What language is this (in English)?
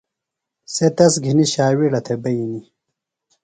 Phalura